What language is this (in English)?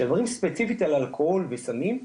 Hebrew